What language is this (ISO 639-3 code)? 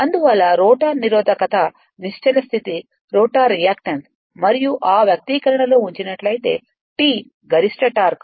tel